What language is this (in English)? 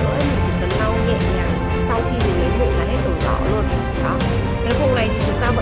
Vietnamese